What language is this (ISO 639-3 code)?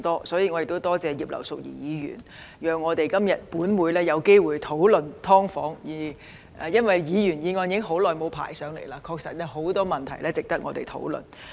yue